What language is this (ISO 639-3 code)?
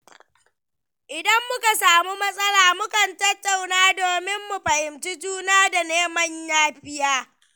hau